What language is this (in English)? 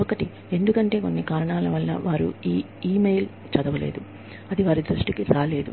Telugu